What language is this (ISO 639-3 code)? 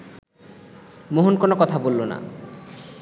ben